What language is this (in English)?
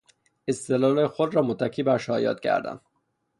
Persian